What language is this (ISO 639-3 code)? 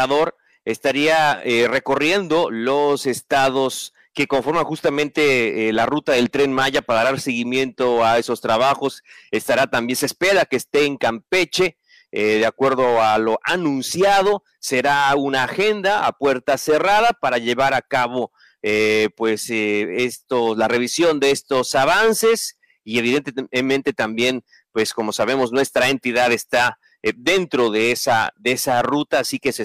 spa